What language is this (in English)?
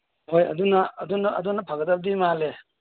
Manipuri